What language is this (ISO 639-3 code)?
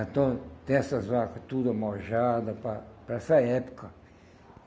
por